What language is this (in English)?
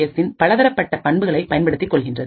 Tamil